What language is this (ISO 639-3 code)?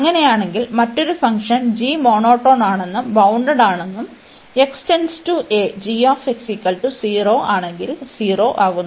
mal